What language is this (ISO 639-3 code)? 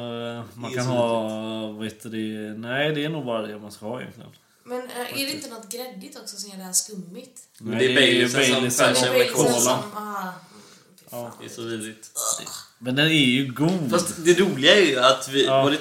swe